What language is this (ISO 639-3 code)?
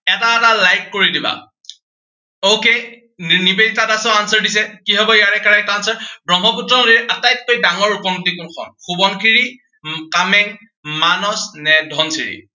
asm